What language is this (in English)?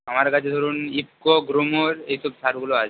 Bangla